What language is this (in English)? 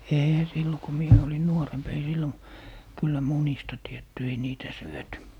Finnish